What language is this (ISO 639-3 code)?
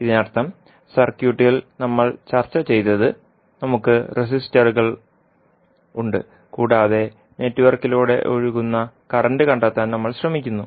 mal